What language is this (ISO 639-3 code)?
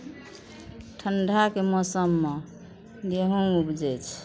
mai